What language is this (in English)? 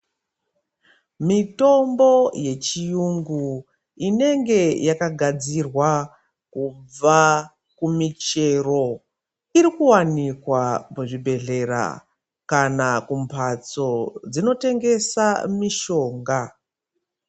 Ndau